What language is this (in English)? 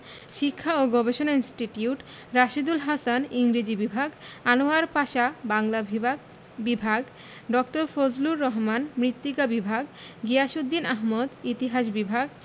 Bangla